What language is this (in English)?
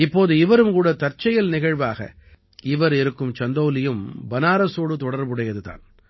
Tamil